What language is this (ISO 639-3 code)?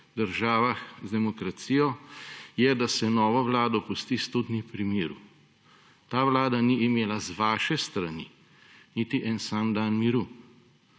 slv